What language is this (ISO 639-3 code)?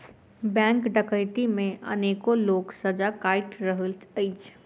mai